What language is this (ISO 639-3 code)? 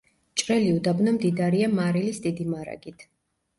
kat